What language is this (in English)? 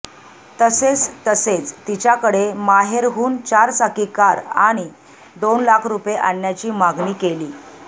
Marathi